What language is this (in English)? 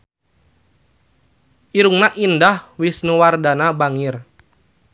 Sundanese